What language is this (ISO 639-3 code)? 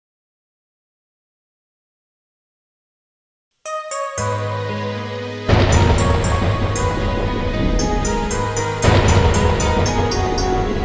ind